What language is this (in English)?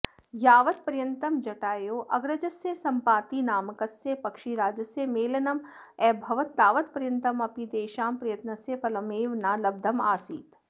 Sanskrit